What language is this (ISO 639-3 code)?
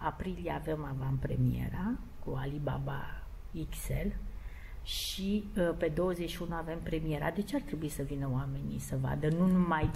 ron